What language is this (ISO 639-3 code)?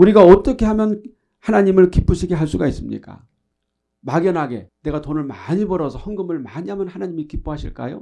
kor